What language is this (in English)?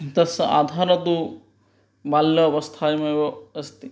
Sanskrit